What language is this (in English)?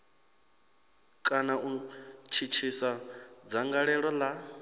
Venda